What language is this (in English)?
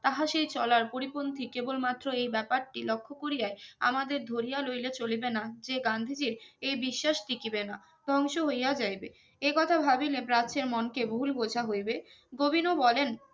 Bangla